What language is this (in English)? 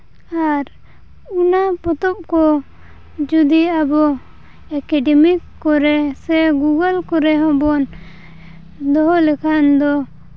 Santali